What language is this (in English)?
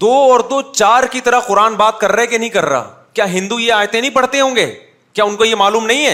Urdu